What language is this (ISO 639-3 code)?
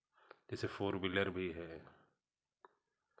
hin